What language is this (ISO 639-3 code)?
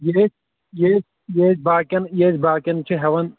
kas